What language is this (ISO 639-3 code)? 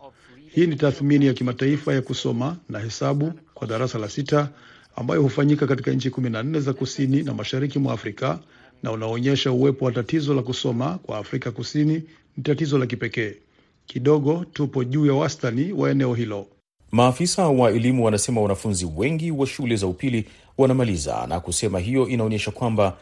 swa